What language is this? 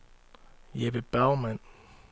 Danish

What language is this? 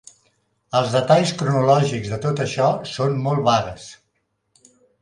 Catalan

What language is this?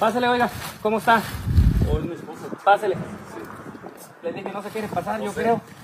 Spanish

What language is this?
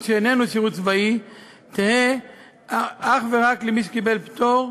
Hebrew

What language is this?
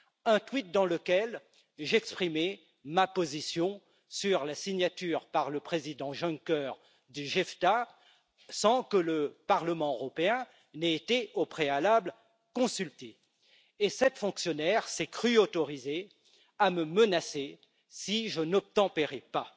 French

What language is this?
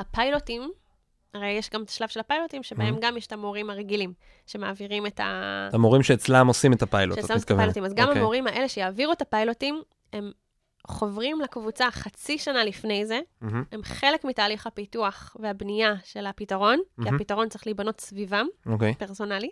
Hebrew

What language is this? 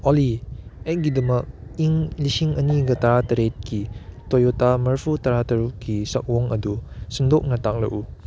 Manipuri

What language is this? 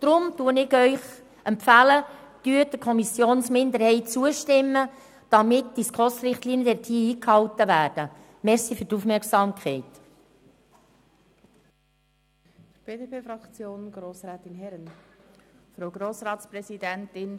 Swiss German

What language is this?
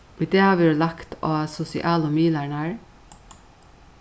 Faroese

